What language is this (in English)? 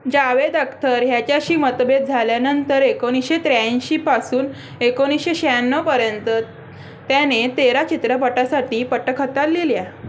Marathi